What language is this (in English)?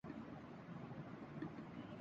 Urdu